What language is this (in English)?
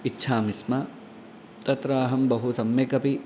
Sanskrit